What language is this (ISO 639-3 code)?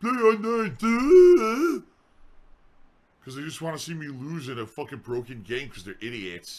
eng